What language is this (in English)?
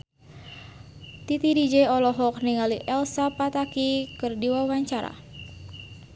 Sundanese